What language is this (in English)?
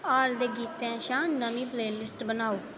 Dogri